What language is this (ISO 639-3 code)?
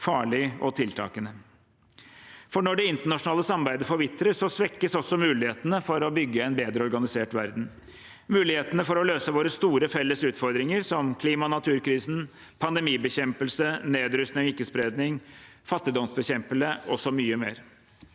nor